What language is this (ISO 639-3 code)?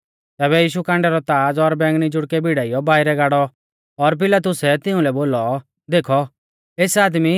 bfz